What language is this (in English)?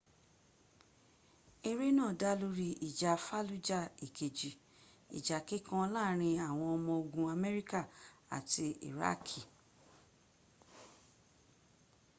Yoruba